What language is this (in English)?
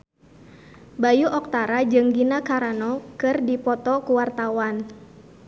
Sundanese